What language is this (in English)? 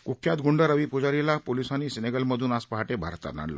Marathi